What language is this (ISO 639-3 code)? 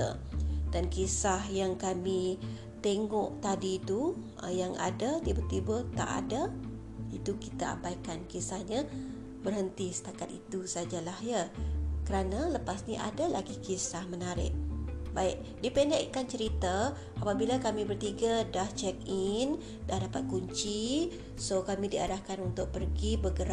msa